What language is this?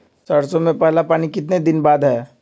Magahi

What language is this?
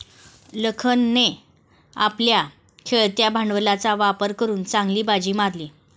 Marathi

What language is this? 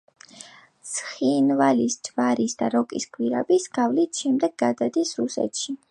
Georgian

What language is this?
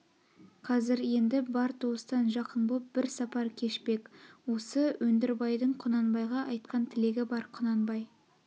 Kazakh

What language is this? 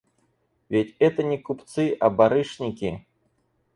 Russian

